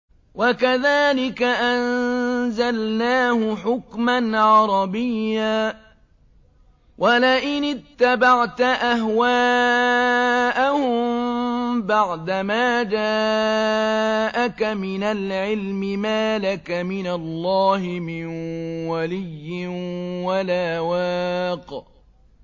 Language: Arabic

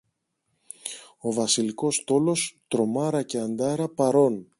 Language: Greek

